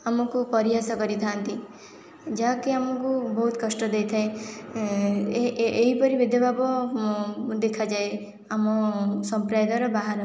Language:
Odia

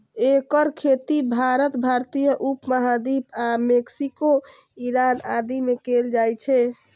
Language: Maithili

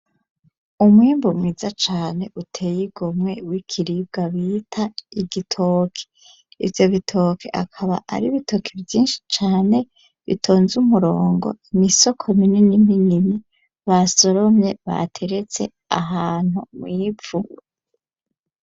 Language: Rundi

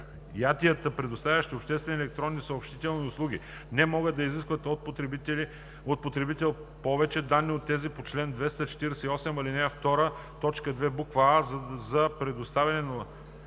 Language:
Bulgarian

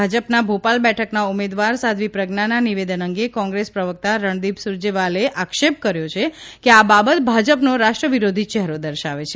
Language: Gujarati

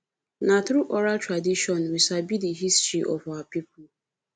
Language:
Nigerian Pidgin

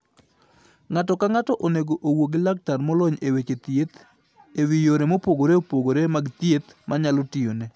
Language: Luo (Kenya and Tanzania)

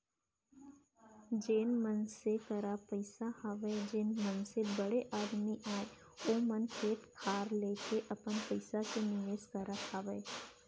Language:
Chhattisgarhi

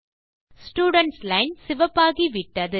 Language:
Tamil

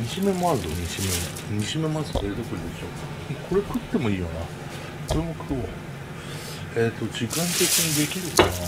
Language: Japanese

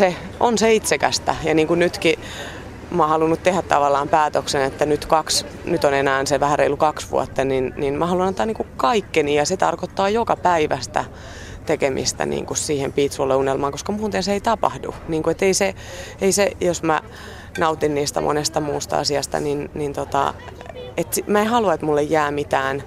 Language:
Finnish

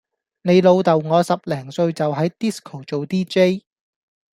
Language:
Cantonese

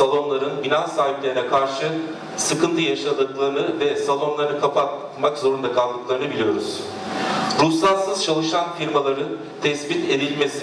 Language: Turkish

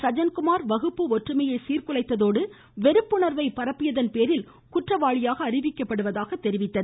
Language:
Tamil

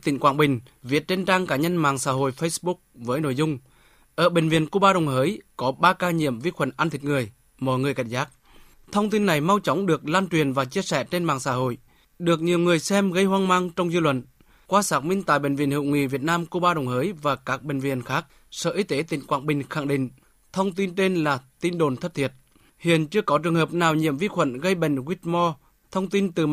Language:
Vietnamese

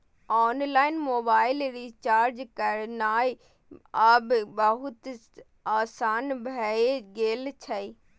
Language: Maithili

